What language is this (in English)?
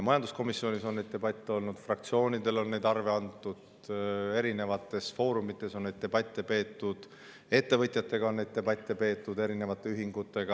Estonian